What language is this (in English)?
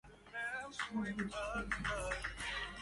Arabic